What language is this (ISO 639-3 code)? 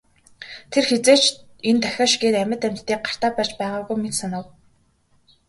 mon